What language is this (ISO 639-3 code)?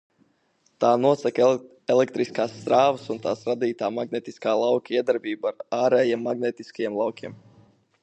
lav